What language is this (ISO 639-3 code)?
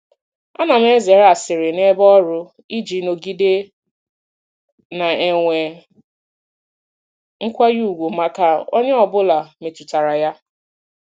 ibo